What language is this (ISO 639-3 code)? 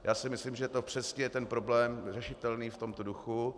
ces